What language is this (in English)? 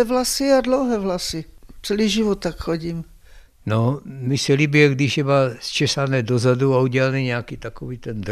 Czech